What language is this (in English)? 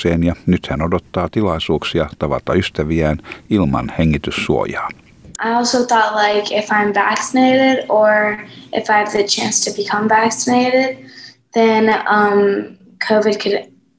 Finnish